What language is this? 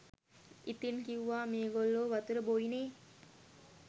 Sinhala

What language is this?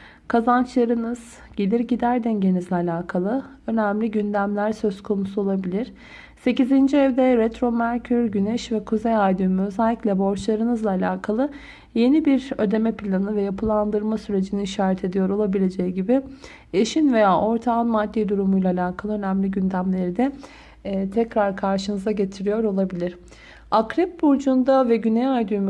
Turkish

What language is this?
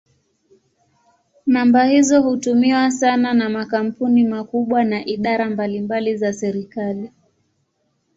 Swahili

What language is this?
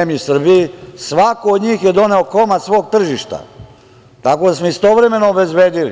Serbian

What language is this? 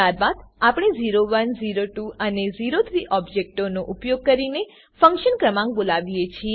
Gujarati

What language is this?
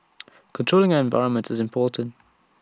English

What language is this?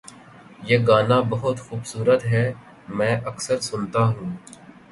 Urdu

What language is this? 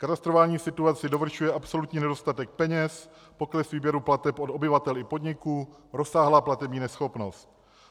Czech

